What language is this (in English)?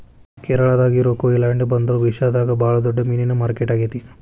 Kannada